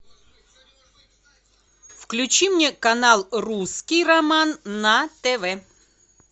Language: Russian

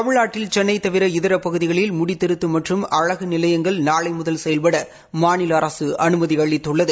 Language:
Tamil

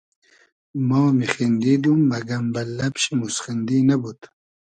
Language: Hazaragi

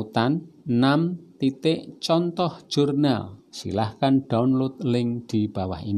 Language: Indonesian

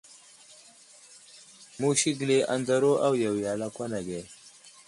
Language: Wuzlam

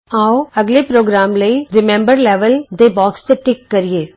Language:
Punjabi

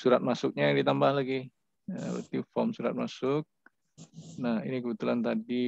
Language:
Indonesian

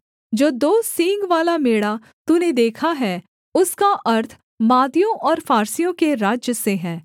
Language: Hindi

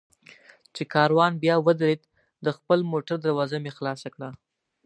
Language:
Pashto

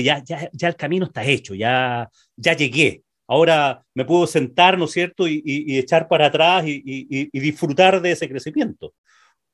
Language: Spanish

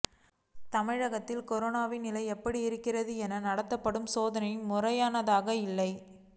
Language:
Tamil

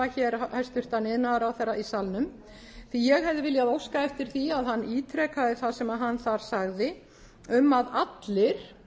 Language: Icelandic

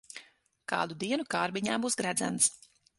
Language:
Latvian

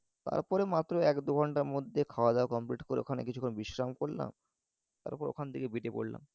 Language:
Bangla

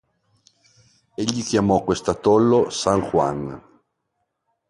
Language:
Italian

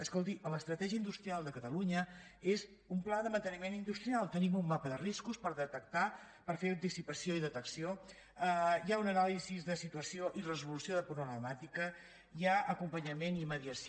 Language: Catalan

